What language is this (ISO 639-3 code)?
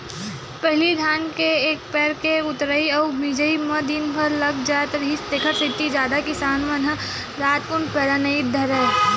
hne